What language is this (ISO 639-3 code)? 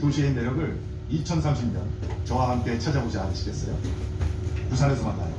kor